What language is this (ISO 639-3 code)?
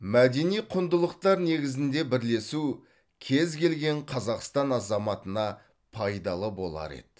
kaz